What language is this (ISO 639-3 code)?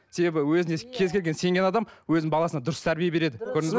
kaz